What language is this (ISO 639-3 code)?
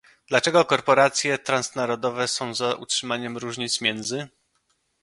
pol